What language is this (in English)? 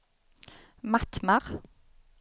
Swedish